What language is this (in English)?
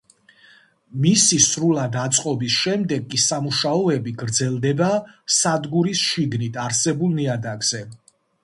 Georgian